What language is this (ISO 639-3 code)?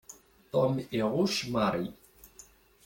kab